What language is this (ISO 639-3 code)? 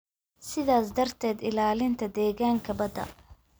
som